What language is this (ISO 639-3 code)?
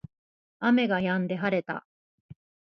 jpn